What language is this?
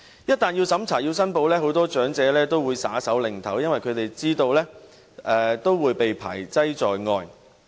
Cantonese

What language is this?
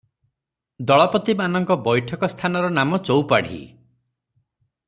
Odia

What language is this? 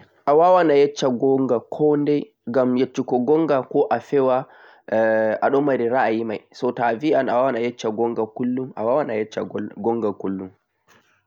Central-Eastern Niger Fulfulde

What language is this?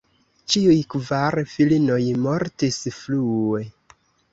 Esperanto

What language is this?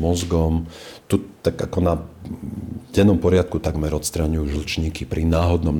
Slovak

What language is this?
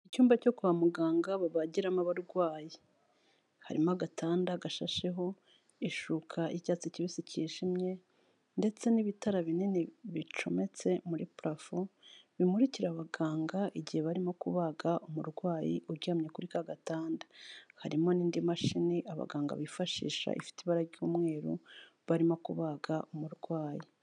Kinyarwanda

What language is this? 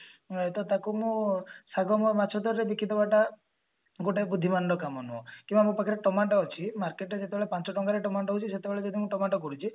Odia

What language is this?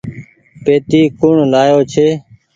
Goaria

